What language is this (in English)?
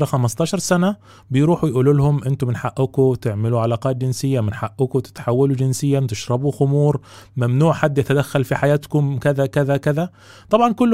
Arabic